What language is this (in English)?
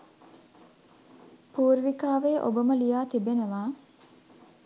Sinhala